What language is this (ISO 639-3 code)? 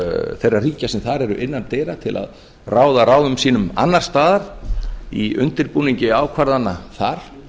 isl